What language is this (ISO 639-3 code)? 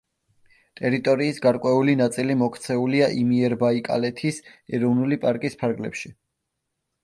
kat